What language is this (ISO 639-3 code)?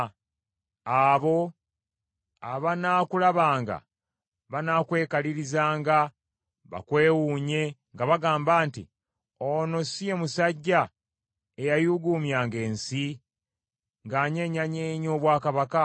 lug